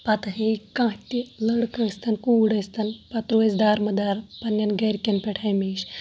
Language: Kashmiri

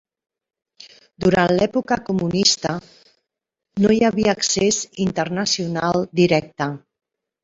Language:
Catalan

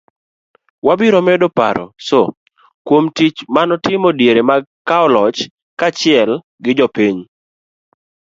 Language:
Luo (Kenya and Tanzania)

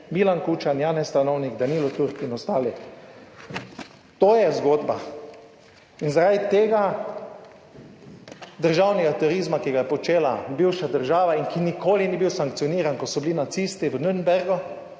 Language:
Slovenian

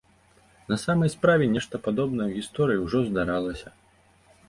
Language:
Belarusian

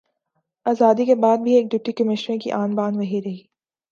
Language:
Urdu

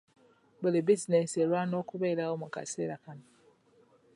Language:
Ganda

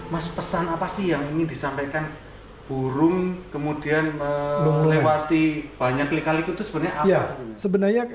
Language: Indonesian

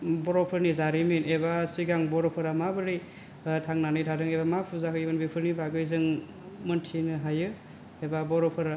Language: Bodo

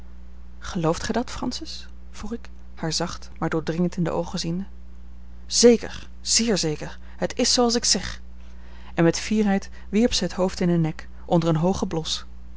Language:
Dutch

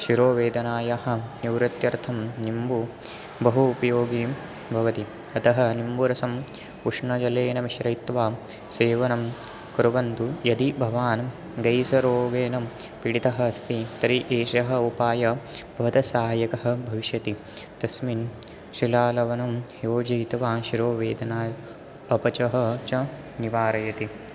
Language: Sanskrit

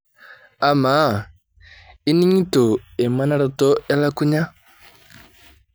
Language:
Masai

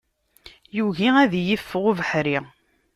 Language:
Kabyle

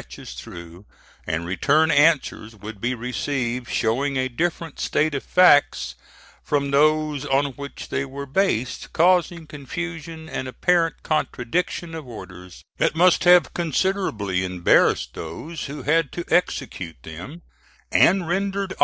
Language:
English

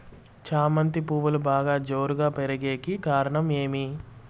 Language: Telugu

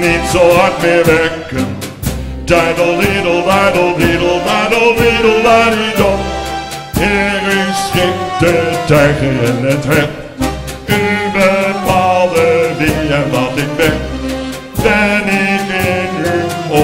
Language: Dutch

